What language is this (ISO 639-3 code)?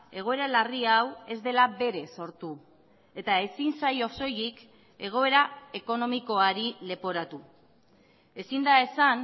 eus